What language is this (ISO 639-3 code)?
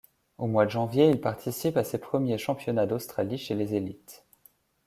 fra